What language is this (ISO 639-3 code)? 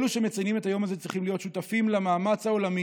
heb